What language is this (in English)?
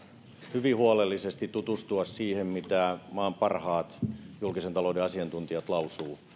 Finnish